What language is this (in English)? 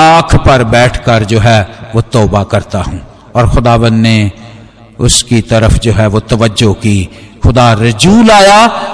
Hindi